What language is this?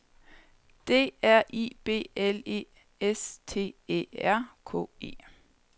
Danish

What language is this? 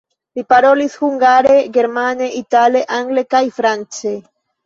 Esperanto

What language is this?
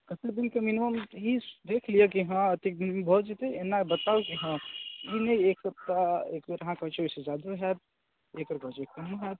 Maithili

